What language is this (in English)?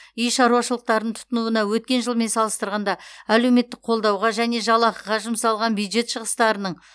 Kazakh